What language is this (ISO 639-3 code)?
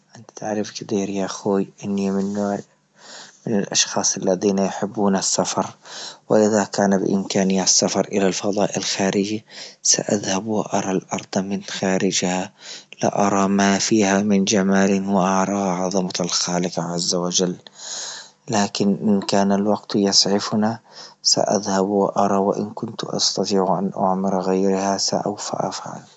ayl